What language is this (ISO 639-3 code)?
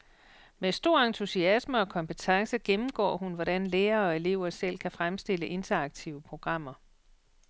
dan